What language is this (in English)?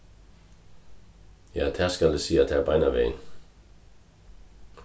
Faroese